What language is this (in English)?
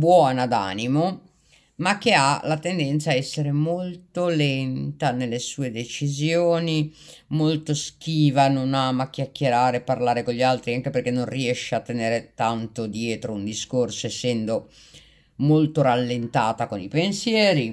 Italian